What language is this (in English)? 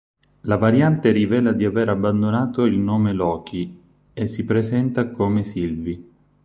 Italian